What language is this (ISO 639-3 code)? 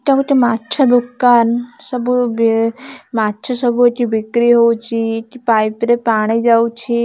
ori